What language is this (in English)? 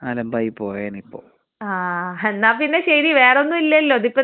Malayalam